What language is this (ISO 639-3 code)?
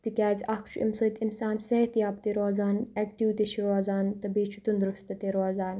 kas